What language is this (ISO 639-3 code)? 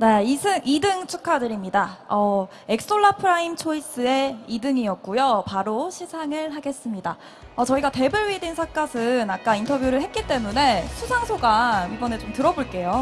kor